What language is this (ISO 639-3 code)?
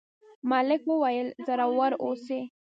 pus